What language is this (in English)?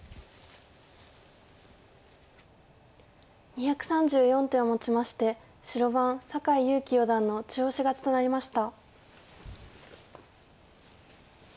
Japanese